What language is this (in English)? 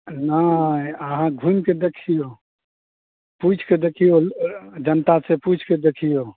Maithili